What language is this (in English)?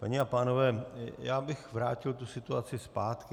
Czech